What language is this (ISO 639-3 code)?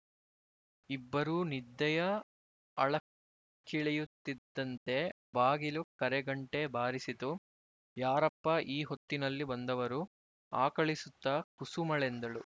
kan